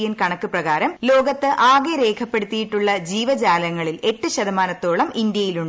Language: Malayalam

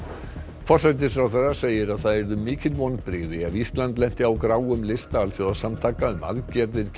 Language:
Icelandic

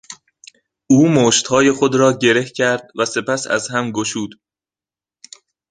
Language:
Persian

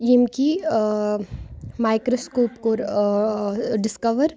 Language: Kashmiri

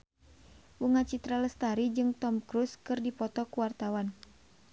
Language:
Sundanese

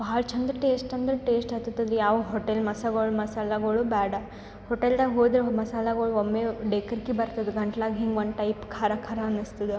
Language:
Kannada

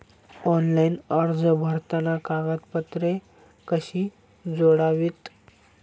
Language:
Marathi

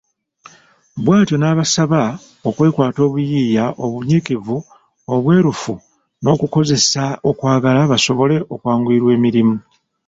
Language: Ganda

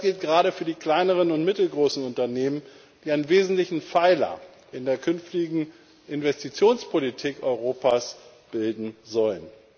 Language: German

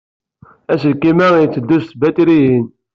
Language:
Kabyle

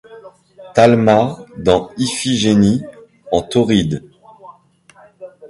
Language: French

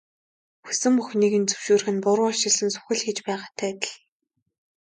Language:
Mongolian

